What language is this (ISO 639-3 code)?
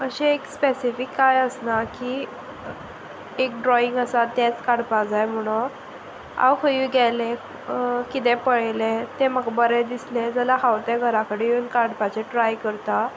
kok